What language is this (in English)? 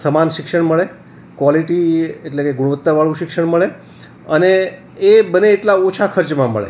Gujarati